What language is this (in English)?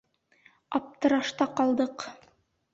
Bashkir